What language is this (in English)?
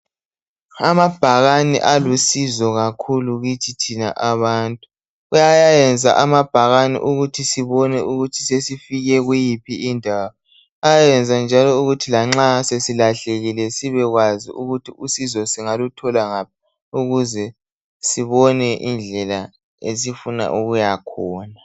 North Ndebele